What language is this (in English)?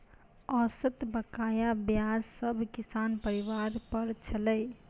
Maithili